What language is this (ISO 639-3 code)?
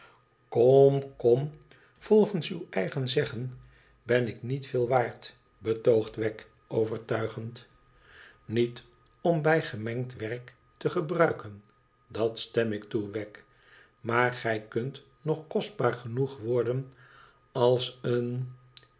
nld